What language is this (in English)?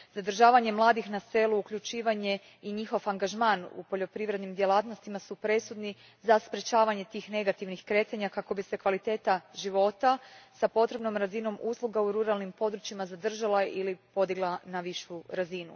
Croatian